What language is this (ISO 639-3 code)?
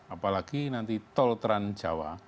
ind